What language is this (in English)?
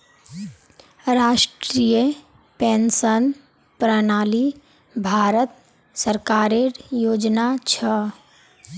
Magahi